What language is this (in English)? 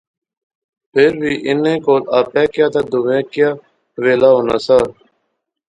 Pahari-Potwari